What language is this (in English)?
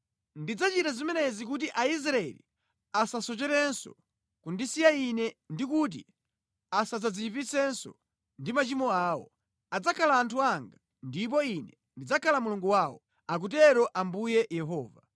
Nyanja